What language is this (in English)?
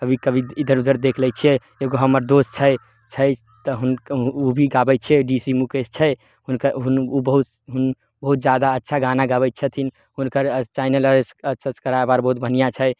Maithili